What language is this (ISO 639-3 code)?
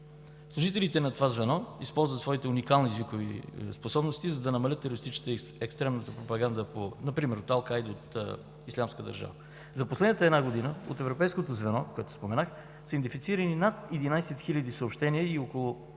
bul